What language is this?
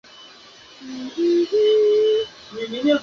Chinese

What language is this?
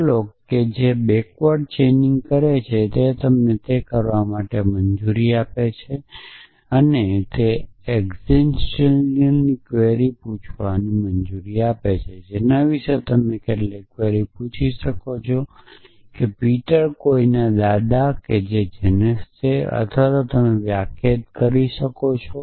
Gujarati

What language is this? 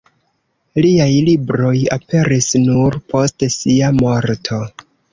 Esperanto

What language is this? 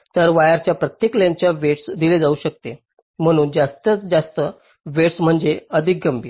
Marathi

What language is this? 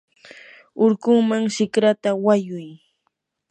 Yanahuanca Pasco Quechua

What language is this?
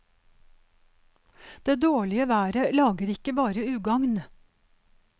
Norwegian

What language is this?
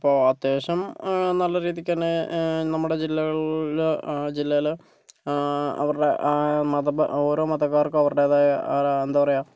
Malayalam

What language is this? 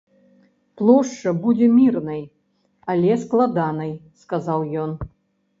Belarusian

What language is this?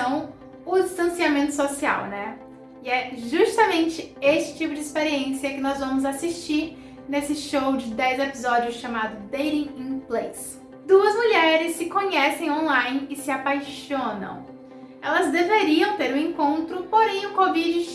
Portuguese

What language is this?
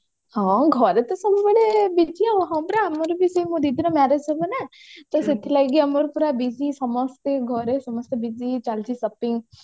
Odia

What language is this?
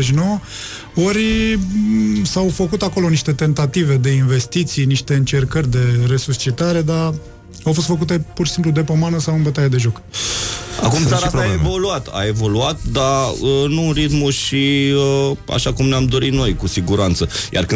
Romanian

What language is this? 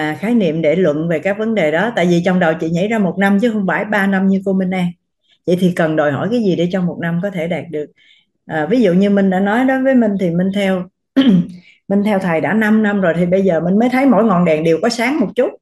Vietnamese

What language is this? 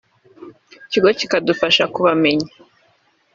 Kinyarwanda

